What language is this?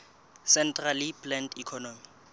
Southern Sotho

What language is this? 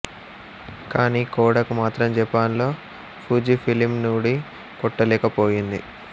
Telugu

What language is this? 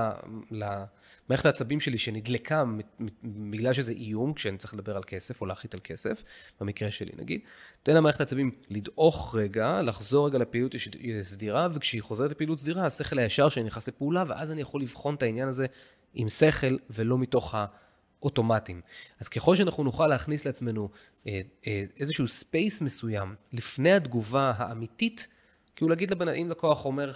Hebrew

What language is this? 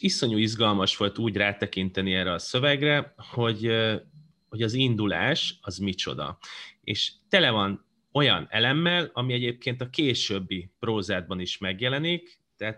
Hungarian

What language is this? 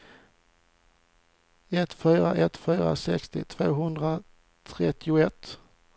Swedish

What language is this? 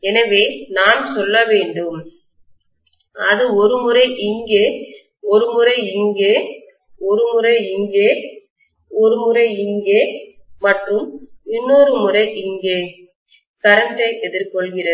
Tamil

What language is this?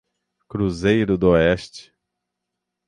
Portuguese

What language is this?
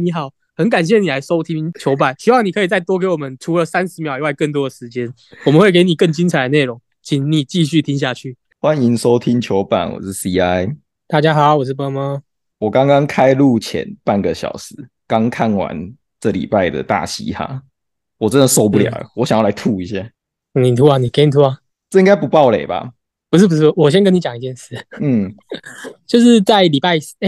Chinese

